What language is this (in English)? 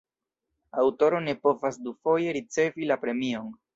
Esperanto